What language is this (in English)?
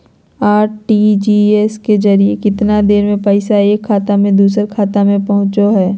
Magahi